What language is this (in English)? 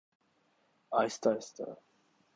Urdu